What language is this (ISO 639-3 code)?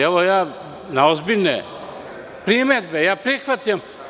srp